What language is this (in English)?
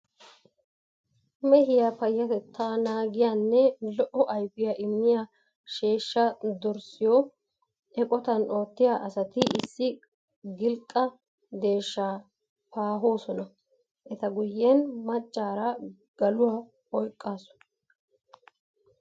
Wolaytta